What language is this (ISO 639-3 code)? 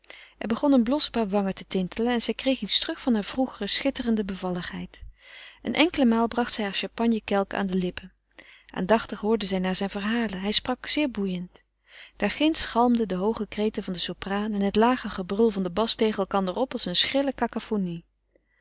nld